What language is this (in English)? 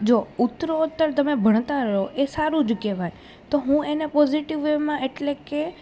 Gujarati